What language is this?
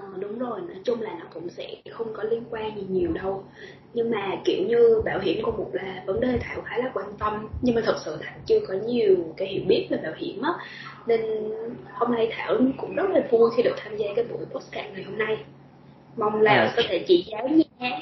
Vietnamese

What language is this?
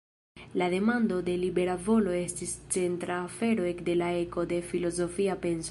Esperanto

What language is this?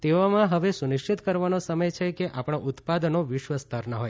Gujarati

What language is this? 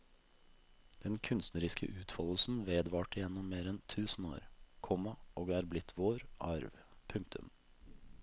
Norwegian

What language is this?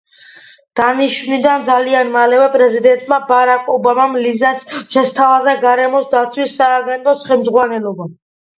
Georgian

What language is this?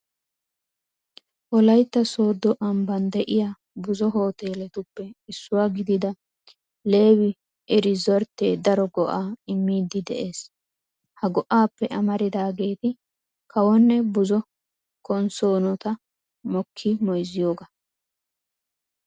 Wolaytta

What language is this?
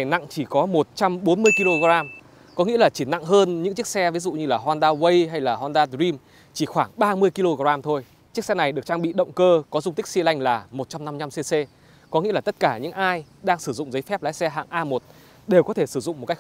Vietnamese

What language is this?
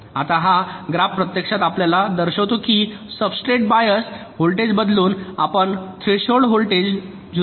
Marathi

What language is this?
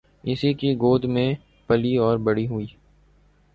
Urdu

